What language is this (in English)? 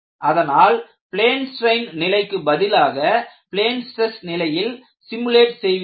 Tamil